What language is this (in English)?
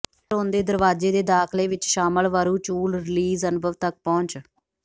Punjabi